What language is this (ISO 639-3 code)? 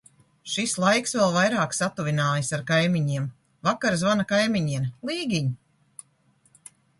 lav